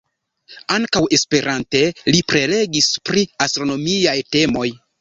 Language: Esperanto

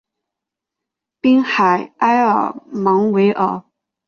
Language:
Chinese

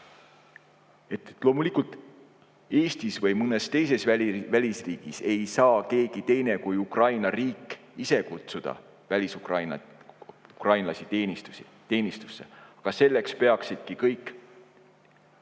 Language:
Estonian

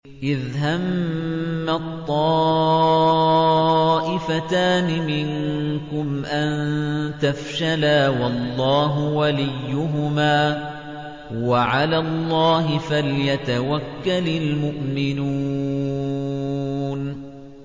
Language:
Arabic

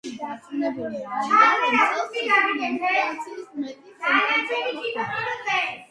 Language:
Georgian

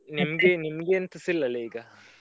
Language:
Kannada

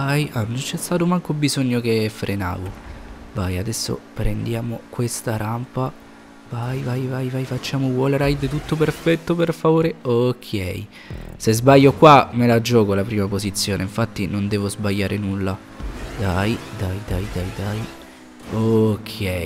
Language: Italian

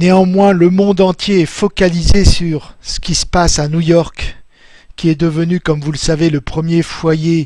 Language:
French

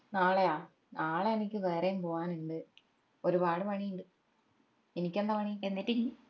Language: Malayalam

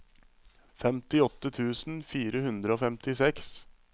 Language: Norwegian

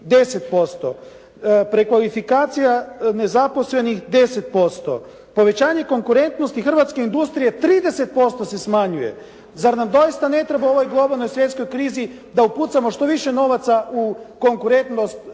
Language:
Croatian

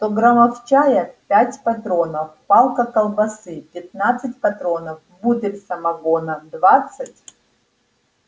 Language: Russian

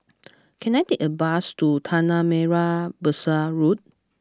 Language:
English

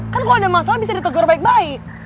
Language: Indonesian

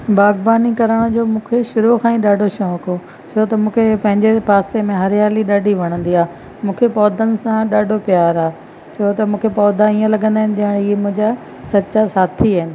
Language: Sindhi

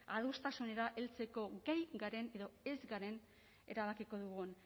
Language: Basque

